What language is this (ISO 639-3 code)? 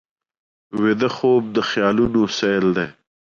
pus